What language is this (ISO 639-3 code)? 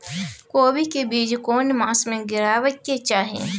mai